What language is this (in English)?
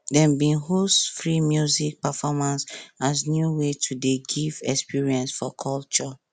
Nigerian Pidgin